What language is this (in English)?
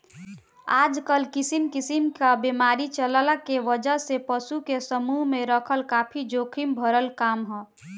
Bhojpuri